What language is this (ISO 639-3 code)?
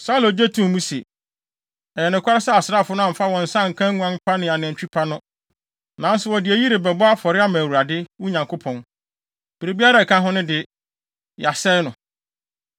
aka